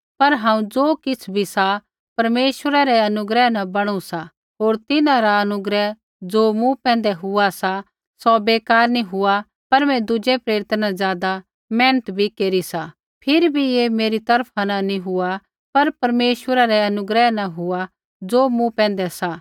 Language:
Kullu Pahari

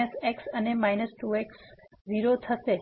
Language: Gujarati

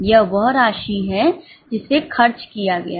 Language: Hindi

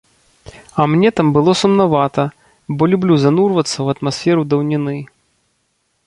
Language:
Belarusian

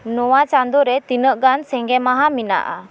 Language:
Santali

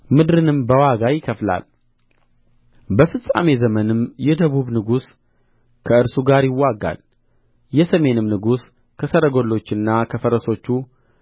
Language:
Amharic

